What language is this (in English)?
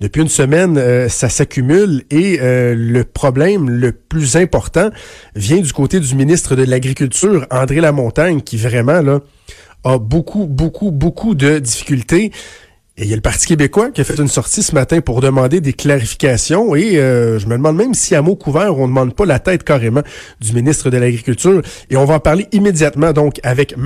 French